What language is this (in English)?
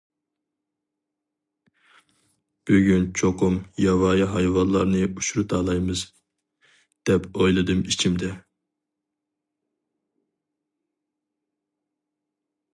Uyghur